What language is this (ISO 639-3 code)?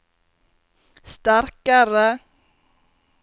nor